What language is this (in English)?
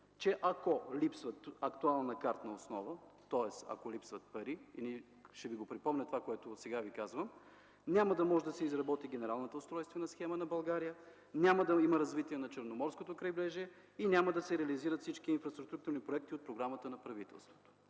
Bulgarian